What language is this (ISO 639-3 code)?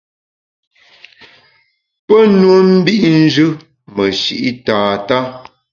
bax